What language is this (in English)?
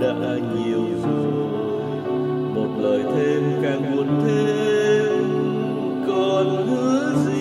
Vietnamese